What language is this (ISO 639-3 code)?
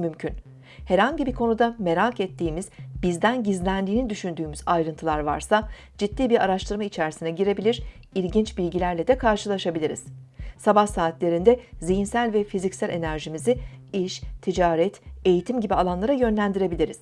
tur